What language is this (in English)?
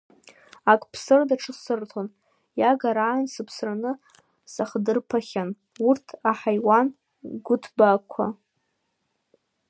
Abkhazian